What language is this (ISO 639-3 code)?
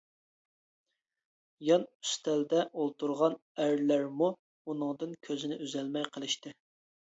uig